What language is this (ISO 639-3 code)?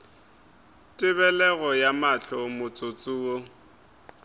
nso